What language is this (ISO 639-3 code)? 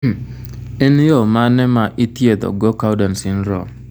luo